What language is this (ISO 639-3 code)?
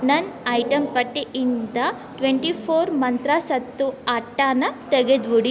kan